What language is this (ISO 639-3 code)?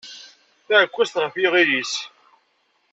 kab